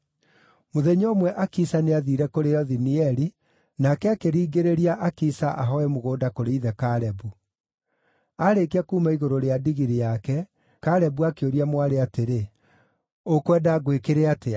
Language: Kikuyu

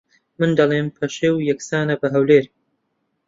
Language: Central Kurdish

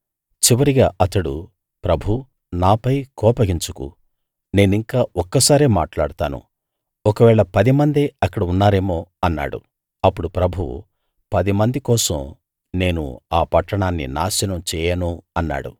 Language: Telugu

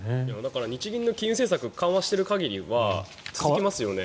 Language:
Japanese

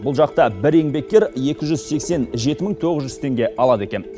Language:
Kazakh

